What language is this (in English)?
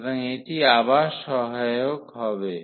Bangla